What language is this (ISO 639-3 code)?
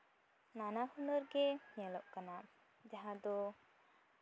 sat